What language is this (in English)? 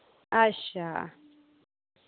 Dogri